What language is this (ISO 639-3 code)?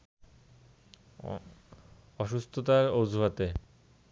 ben